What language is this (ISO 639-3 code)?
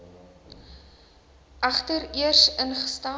afr